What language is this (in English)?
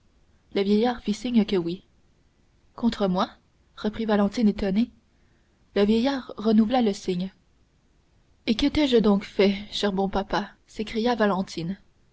French